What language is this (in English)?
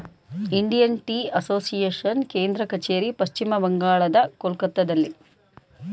Kannada